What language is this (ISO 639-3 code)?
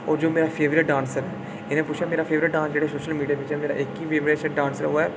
doi